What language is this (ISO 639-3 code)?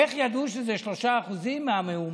heb